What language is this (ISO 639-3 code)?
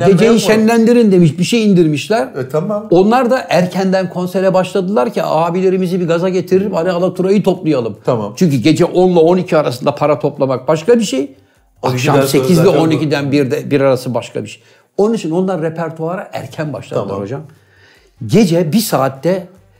tur